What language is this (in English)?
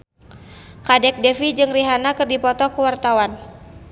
Sundanese